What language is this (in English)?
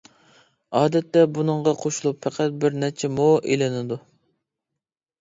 Uyghur